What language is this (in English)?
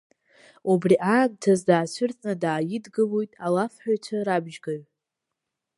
Abkhazian